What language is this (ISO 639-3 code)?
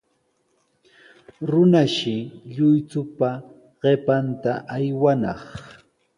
qws